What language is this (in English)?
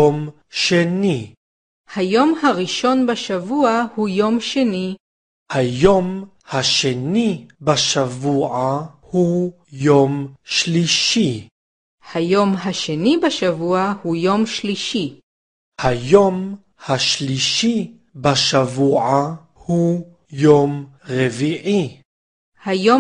Hebrew